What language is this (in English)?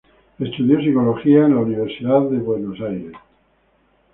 Spanish